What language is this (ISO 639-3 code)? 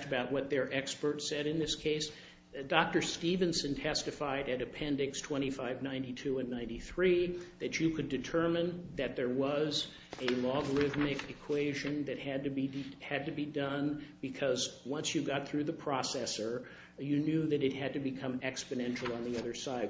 eng